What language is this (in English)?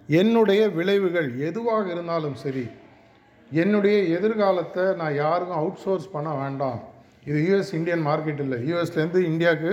Tamil